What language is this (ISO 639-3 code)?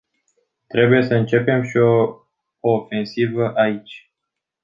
ron